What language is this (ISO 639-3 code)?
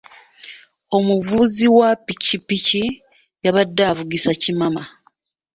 lug